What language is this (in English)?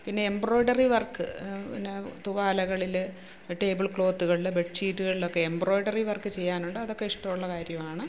Malayalam